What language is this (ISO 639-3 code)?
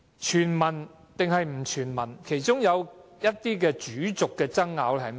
yue